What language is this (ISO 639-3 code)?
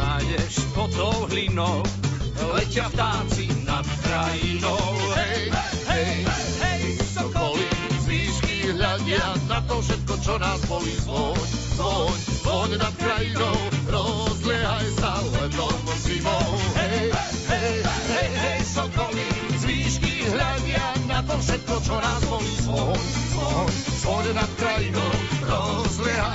slk